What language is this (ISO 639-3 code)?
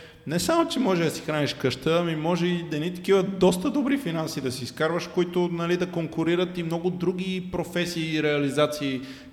bul